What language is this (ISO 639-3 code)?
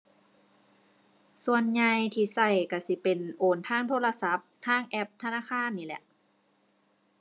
tha